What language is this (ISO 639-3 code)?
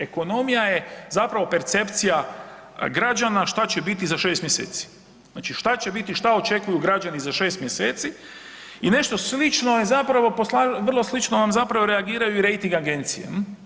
hrv